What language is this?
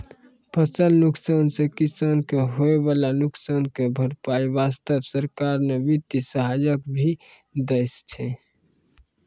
Maithili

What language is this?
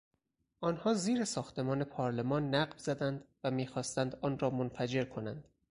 Persian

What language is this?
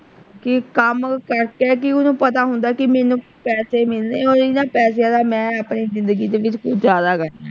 Punjabi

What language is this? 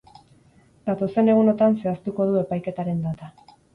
Basque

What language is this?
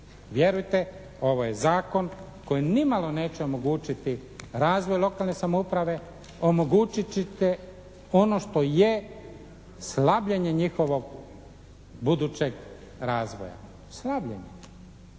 Croatian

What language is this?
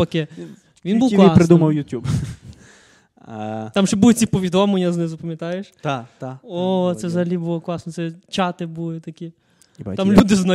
Ukrainian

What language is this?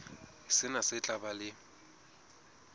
Southern Sotho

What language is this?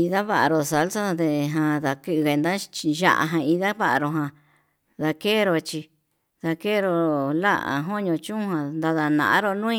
Yutanduchi Mixtec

